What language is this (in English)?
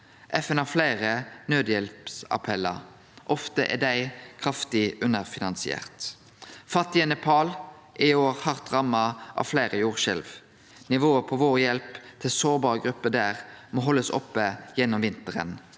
Norwegian